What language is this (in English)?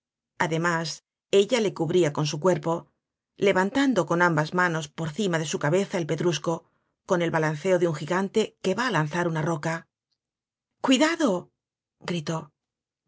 Spanish